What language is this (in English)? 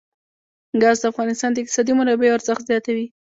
Pashto